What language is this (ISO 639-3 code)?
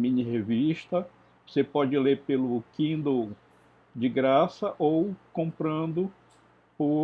por